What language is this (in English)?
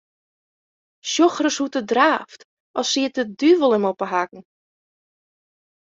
Western Frisian